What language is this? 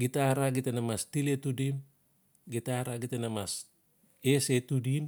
Notsi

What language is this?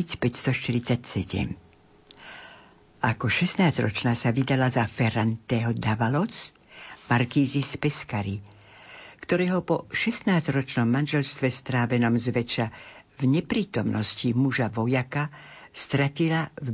Slovak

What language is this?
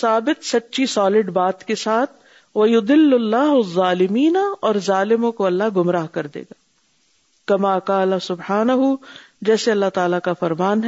Urdu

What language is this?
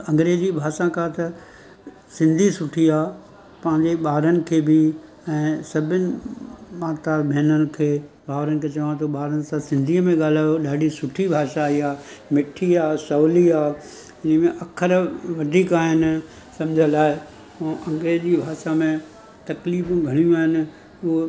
Sindhi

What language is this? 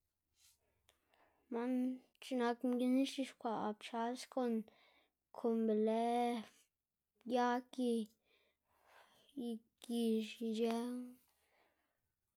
Xanaguía Zapotec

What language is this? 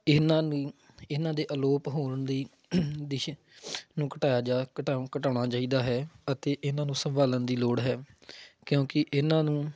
Punjabi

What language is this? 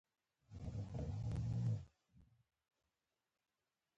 Pashto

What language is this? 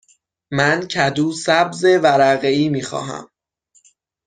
Persian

